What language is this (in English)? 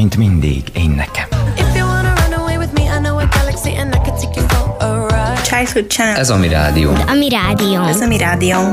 Hungarian